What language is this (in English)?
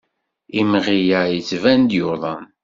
Kabyle